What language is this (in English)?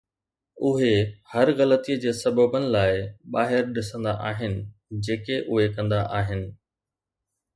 Sindhi